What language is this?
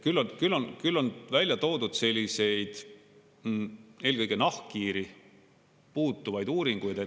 Estonian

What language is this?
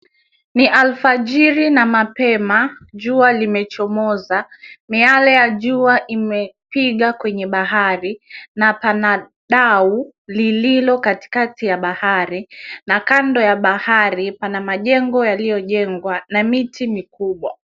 Swahili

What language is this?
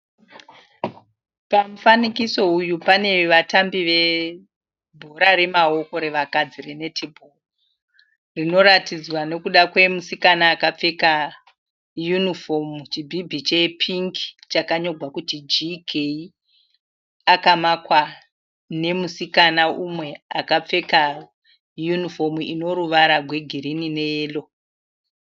Shona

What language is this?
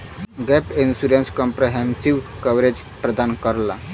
Bhojpuri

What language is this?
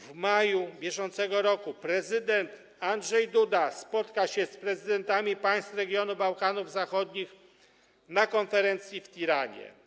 Polish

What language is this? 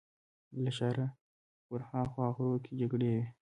Pashto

